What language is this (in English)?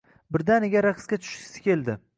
Uzbek